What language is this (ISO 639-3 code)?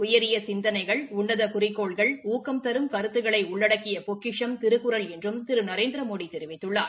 tam